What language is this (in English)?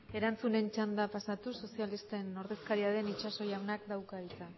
Basque